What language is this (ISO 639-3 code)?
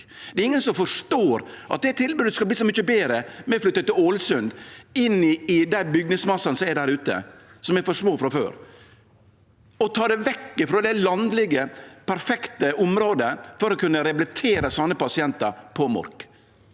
nor